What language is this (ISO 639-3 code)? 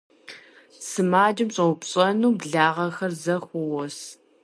kbd